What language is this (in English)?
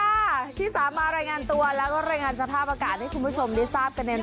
Thai